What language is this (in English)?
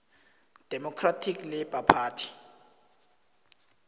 South Ndebele